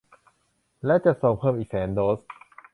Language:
Thai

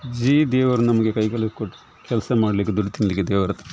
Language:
Kannada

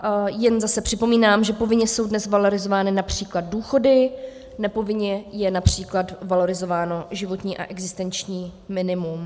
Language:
Czech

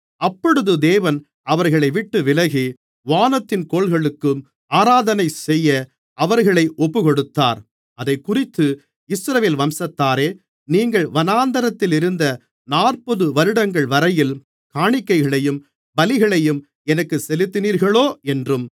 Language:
Tamil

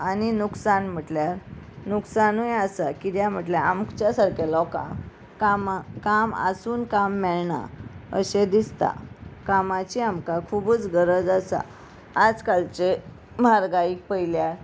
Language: Konkani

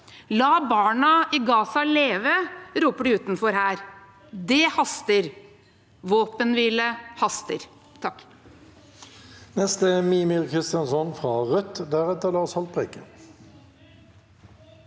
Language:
Norwegian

